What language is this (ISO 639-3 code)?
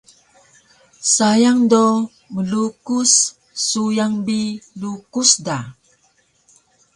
trv